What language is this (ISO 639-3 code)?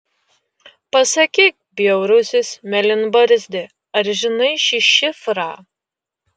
lit